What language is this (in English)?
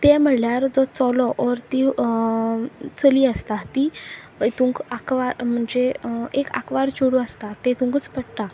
Konkani